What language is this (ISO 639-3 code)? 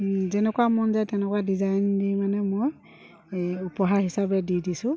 asm